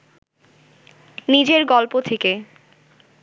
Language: Bangla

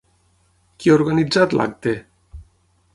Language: Catalan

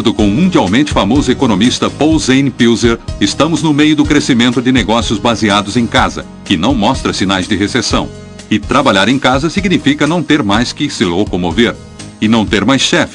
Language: Portuguese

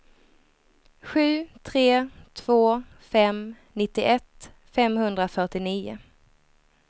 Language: Swedish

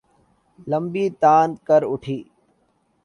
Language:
Urdu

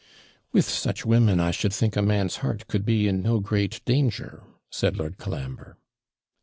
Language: English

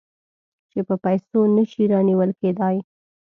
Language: Pashto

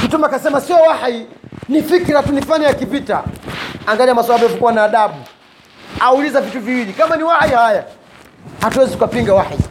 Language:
Swahili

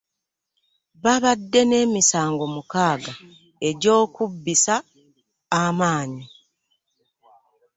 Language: Ganda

